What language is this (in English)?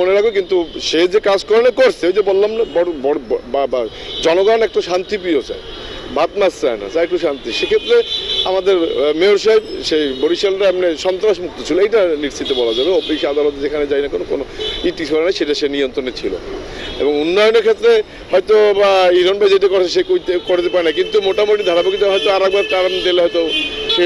Bangla